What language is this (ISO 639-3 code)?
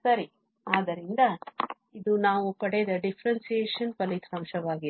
kan